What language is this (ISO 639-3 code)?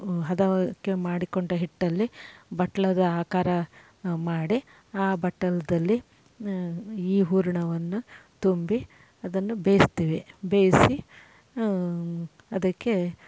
kan